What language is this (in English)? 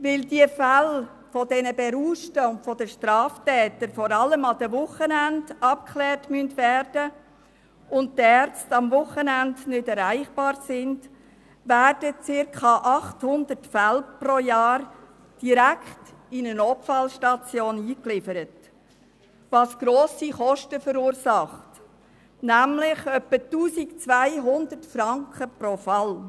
Swiss German